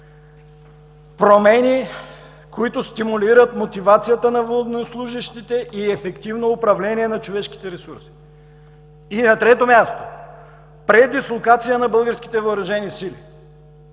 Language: Bulgarian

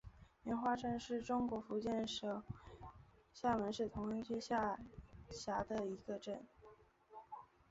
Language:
Chinese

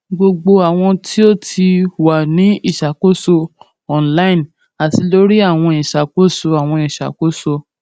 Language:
Yoruba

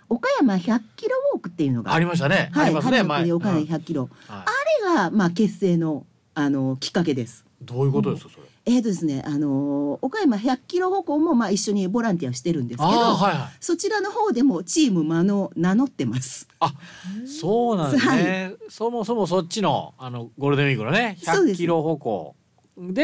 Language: Japanese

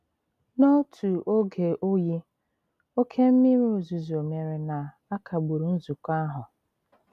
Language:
Igbo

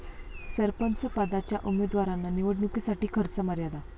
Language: Marathi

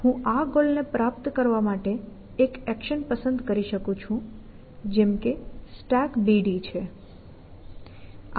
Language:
Gujarati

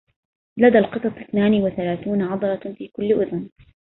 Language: Arabic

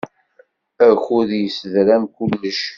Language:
Kabyle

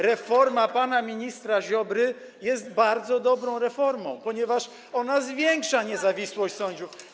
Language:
Polish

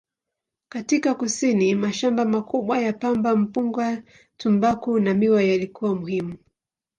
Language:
Swahili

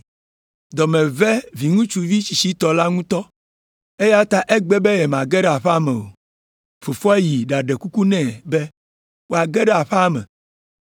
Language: Ewe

